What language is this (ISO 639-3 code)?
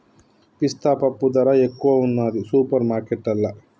tel